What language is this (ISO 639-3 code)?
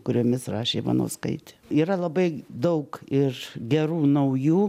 lit